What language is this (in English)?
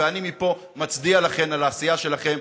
Hebrew